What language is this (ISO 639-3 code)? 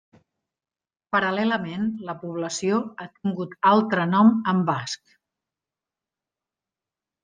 cat